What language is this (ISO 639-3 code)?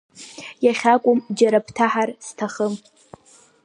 abk